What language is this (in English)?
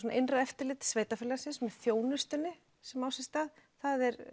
Icelandic